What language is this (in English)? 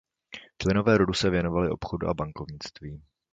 Czech